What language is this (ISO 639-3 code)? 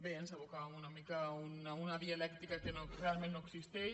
cat